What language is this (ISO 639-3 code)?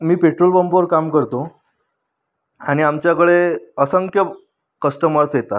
mar